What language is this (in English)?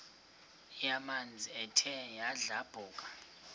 Xhosa